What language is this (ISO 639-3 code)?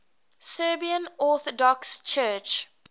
eng